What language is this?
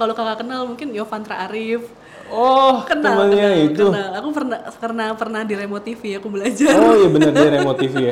Indonesian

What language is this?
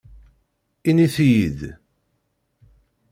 Kabyle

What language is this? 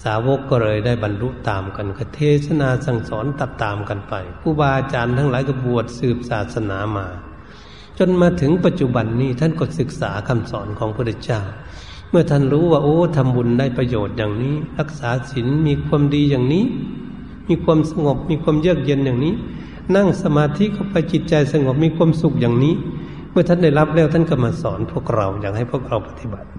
Thai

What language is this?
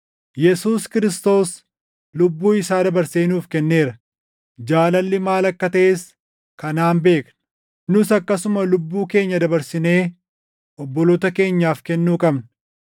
Oromo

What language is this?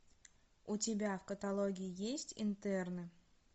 Russian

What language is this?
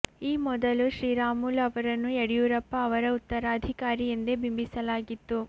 Kannada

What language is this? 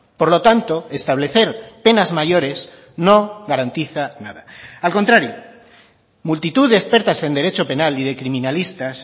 Spanish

